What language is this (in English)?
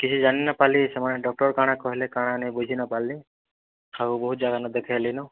Odia